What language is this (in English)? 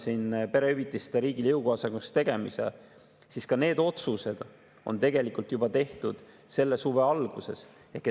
Estonian